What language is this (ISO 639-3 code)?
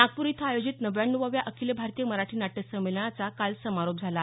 mar